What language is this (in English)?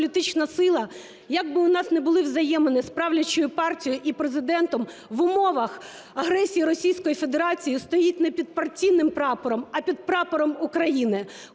Ukrainian